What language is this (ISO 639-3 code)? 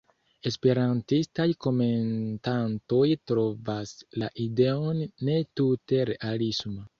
epo